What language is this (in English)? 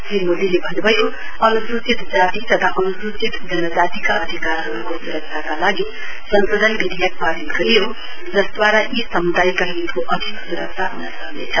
Nepali